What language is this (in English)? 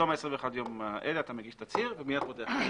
Hebrew